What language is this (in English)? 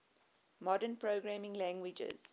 English